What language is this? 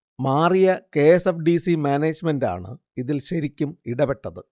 Malayalam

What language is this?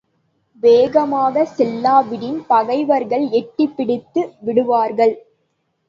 Tamil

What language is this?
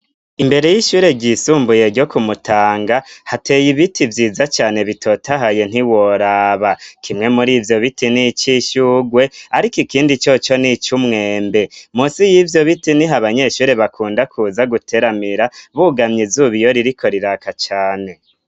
Rundi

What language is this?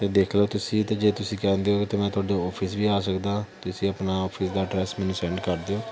Punjabi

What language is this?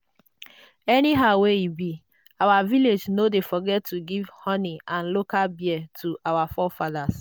Nigerian Pidgin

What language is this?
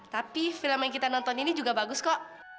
Indonesian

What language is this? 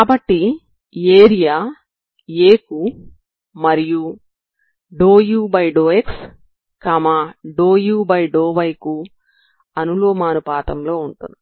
Telugu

